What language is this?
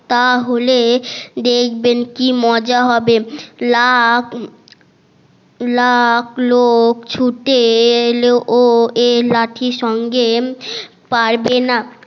Bangla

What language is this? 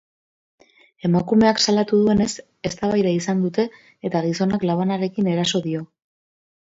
Basque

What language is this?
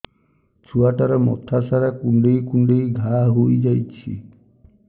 Odia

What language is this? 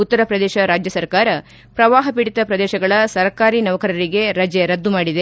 Kannada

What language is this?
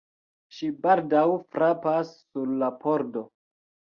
Esperanto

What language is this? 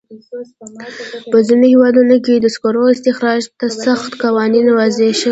Pashto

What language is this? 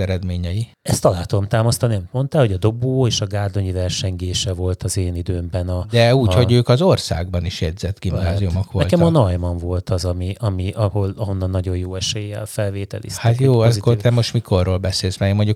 Hungarian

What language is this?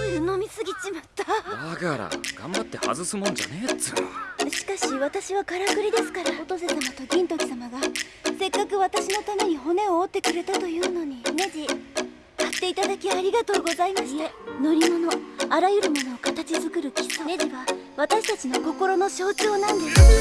Japanese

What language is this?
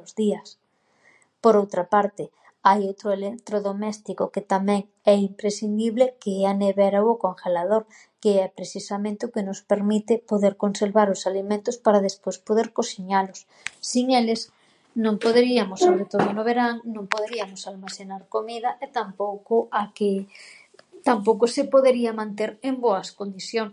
Galician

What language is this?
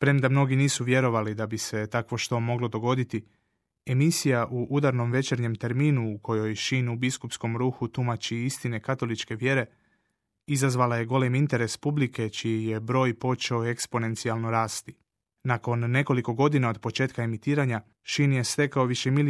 Croatian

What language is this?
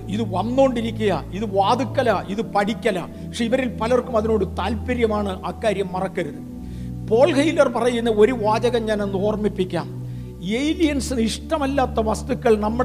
Malayalam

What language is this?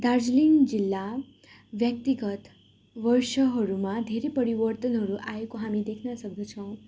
Nepali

